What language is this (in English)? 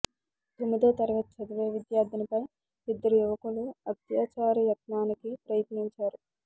Telugu